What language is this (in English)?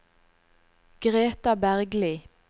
Norwegian